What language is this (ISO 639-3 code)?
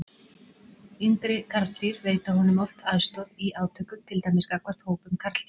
isl